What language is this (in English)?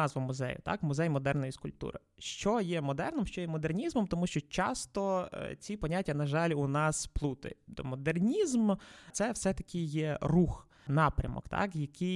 Ukrainian